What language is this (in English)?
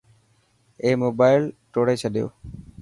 Dhatki